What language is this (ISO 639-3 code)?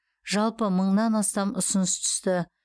kaz